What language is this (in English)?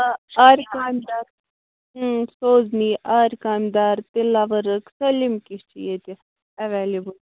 Kashmiri